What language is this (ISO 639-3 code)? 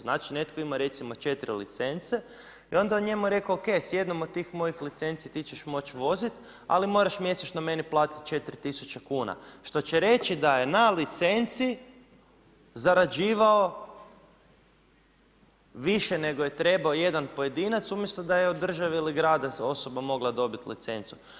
hrv